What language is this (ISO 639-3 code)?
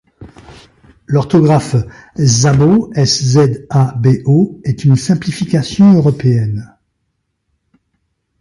fra